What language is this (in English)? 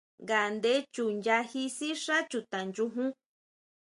Huautla Mazatec